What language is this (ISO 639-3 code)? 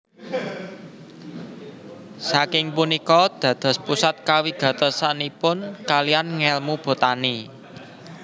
jav